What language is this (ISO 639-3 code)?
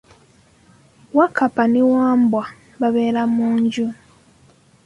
lug